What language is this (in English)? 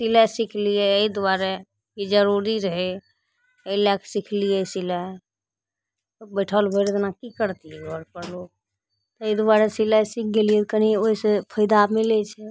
Maithili